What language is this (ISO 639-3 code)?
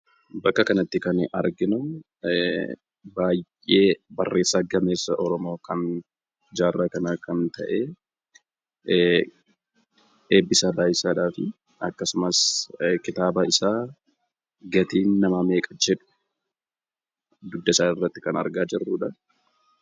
orm